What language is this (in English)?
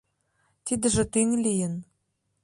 Mari